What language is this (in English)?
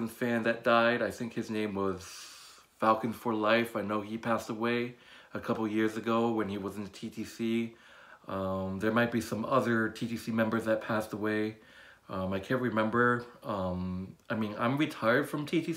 English